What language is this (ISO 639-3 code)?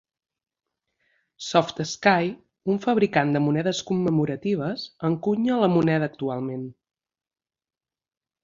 cat